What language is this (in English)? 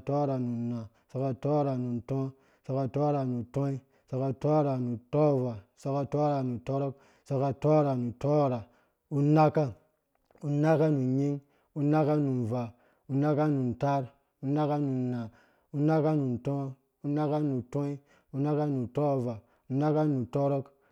Dũya